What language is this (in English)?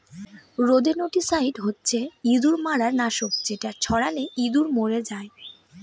Bangla